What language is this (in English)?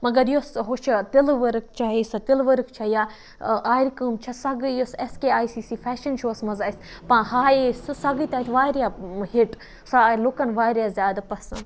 Kashmiri